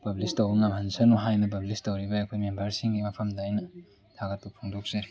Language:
Manipuri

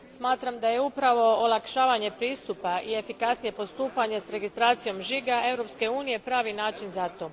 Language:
Croatian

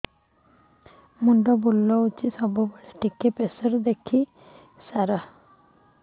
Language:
Odia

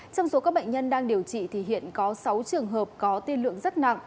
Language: Vietnamese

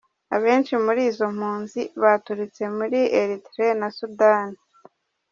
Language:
Kinyarwanda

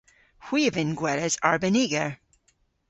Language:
Cornish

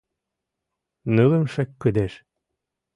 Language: Mari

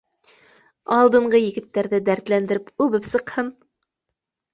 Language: Bashkir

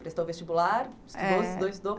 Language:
Portuguese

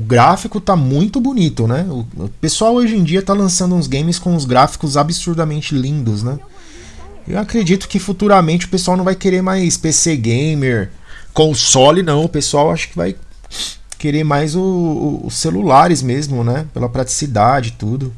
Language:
Portuguese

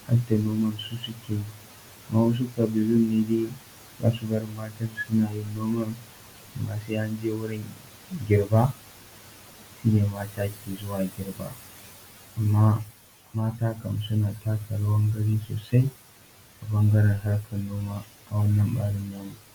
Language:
Hausa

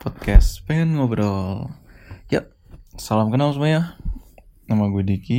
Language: Indonesian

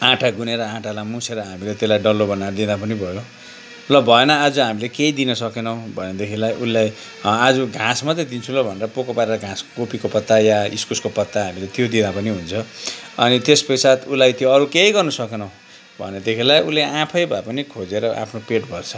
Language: Nepali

